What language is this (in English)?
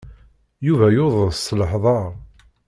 Kabyle